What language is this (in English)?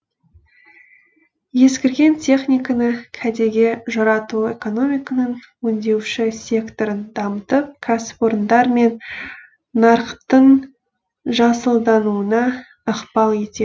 Kazakh